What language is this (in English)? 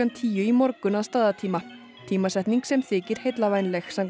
Icelandic